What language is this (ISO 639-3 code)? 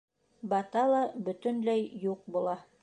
bak